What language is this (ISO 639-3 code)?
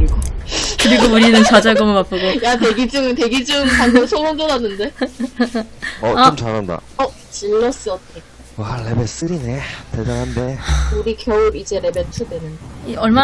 kor